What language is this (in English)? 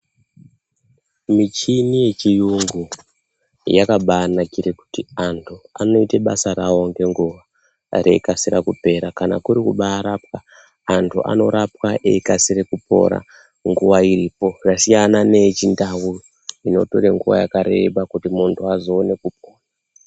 Ndau